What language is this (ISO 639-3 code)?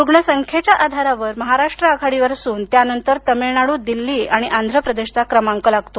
mar